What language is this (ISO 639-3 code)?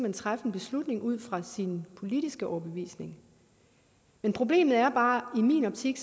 dan